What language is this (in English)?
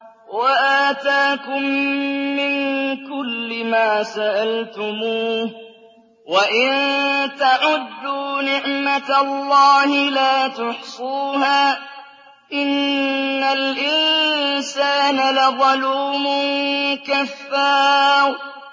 Arabic